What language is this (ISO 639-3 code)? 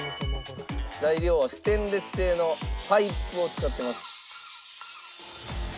jpn